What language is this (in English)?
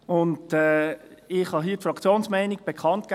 Swiss German